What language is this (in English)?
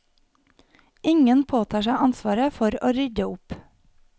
Norwegian